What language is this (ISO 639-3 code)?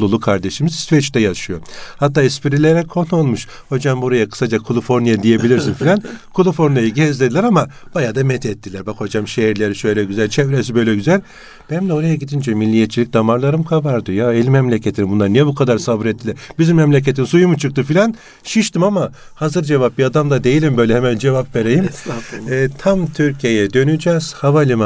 tur